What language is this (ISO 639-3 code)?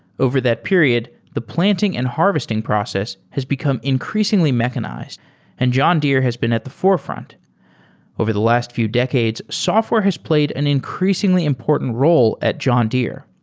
eng